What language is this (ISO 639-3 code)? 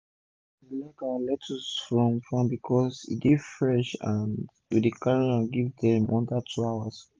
pcm